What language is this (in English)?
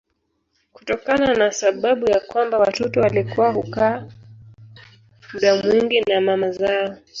Swahili